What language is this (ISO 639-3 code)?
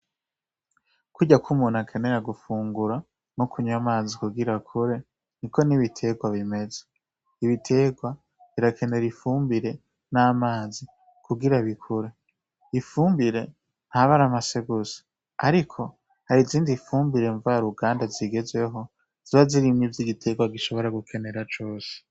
run